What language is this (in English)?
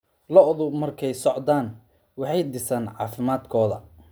Somali